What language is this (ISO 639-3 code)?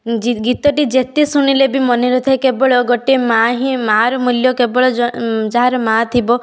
ori